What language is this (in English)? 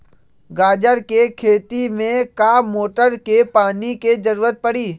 Magahi